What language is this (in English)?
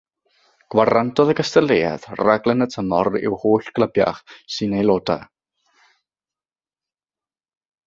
Welsh